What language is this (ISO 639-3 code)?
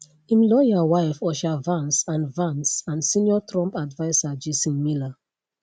pcm